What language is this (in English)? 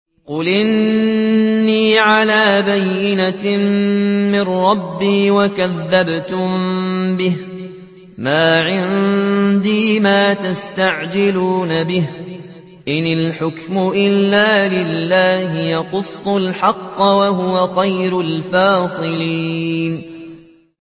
Arabic